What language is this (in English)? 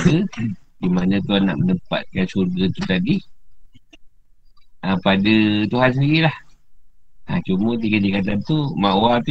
Malay